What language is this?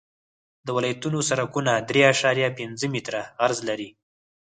Pashto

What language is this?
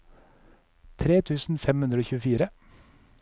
Norwegian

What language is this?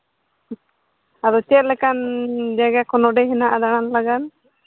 Santali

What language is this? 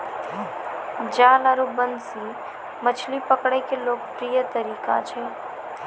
Maithili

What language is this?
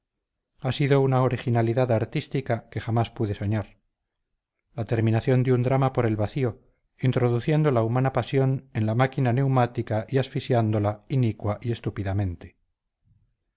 Spanish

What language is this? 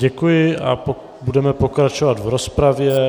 Czech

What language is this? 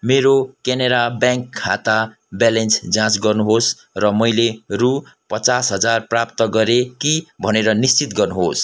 Nepali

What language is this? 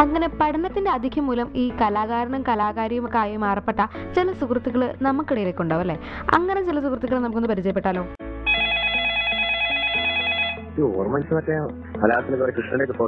Malayalam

